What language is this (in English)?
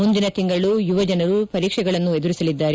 Kannada